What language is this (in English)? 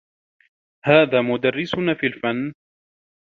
Arabic